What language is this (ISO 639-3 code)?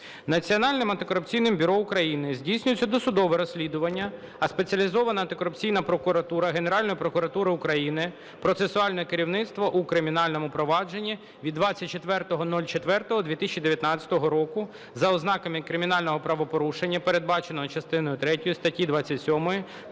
ukr